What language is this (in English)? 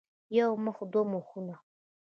Pashto